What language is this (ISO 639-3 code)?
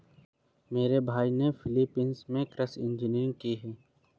hin